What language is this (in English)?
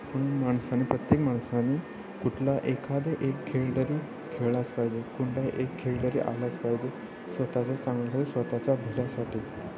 Marathi